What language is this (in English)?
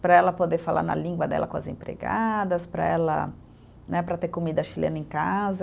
Portuguese